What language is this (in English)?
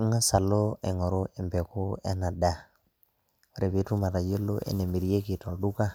Masai